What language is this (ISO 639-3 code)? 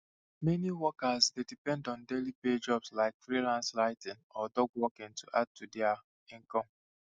pcm